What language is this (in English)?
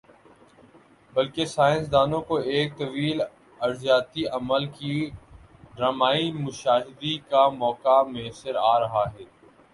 Urdu